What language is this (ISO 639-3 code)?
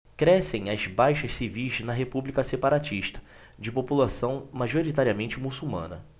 por